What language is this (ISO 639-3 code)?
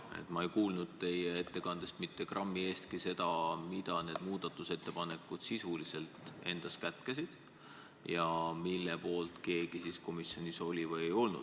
est